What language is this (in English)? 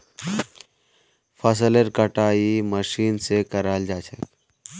Magahi